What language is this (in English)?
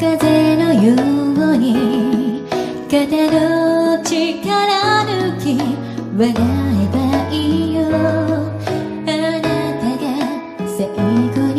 Spanish